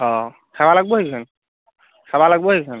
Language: Assamese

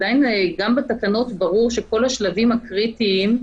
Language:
Hebrew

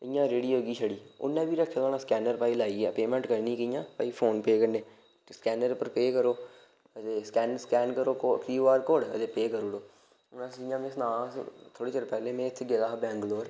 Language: Dogri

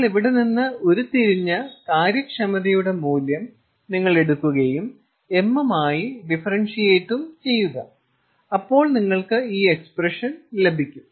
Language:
Malayalam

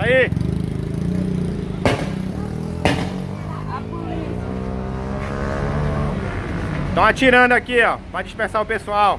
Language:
Portuguese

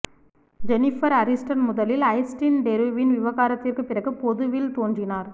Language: Tamil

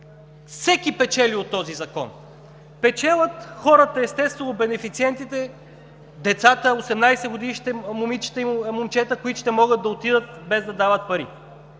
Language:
Bulgarian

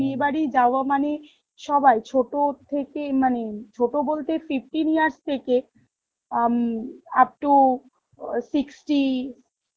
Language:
Bangla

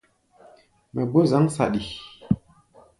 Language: Gbaya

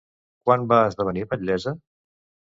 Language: Catalan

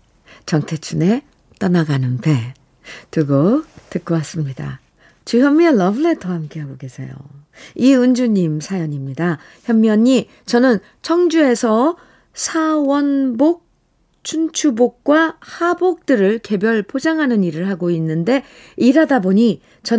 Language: Korean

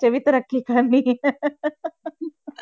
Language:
Punjabi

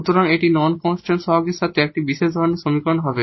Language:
Bangla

